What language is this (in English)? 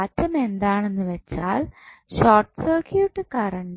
Malayalam